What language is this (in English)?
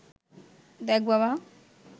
Bangla